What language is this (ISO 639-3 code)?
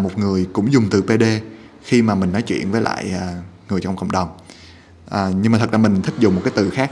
vie